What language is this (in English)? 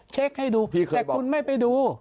Thai